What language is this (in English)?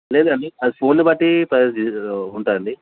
Telugu